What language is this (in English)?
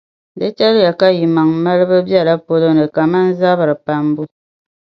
Dagbani